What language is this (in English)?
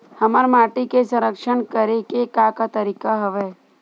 Chhattisgarhi